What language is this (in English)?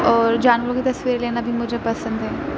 Urdu